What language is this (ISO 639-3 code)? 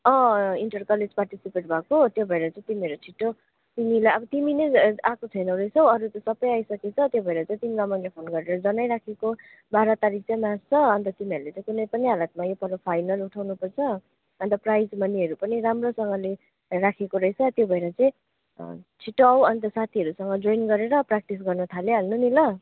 nep